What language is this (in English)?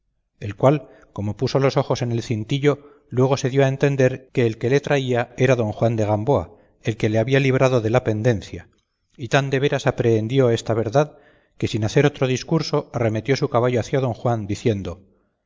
Spanish